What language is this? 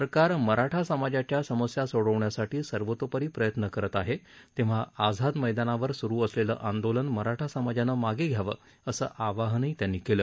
Marathi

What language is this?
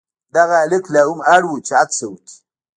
Pashto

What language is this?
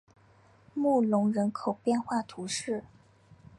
Chinese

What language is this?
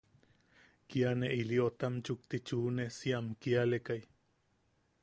Yaqui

